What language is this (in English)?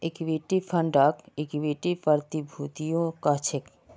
Magahi